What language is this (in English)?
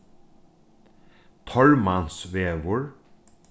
Faroese